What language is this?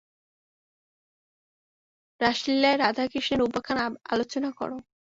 Bangla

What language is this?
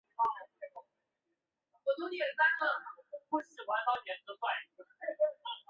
Chinese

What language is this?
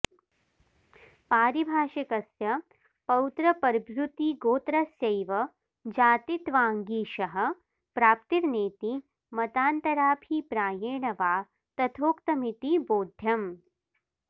Sanskrit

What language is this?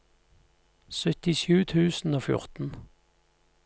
Norwegian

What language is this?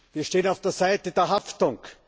German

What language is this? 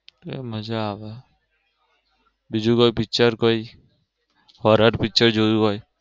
Gujarati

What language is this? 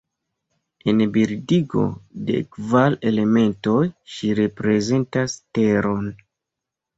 Esperanto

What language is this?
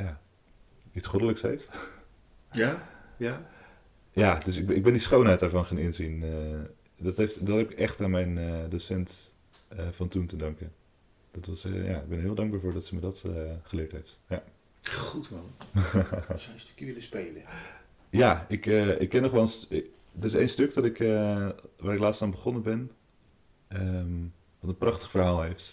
Dutch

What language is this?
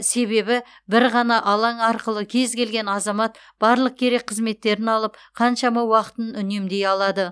Kazakh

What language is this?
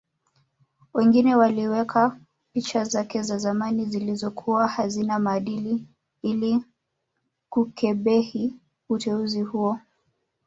Swahili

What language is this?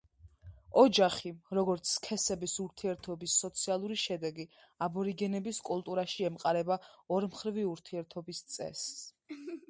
Georgian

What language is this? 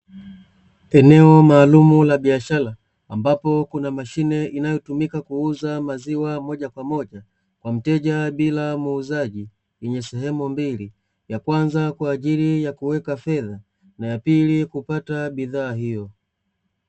Swahili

